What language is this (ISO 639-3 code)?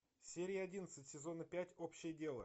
rus